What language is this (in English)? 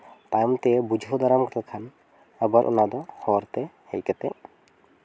Santali